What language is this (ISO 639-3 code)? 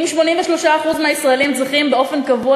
heb